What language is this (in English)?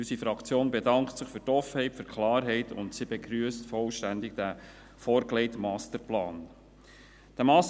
Swiss German